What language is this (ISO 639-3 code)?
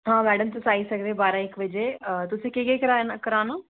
doi